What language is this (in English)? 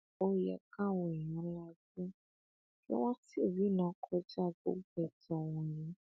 Yoruba